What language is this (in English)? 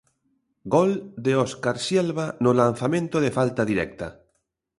Galician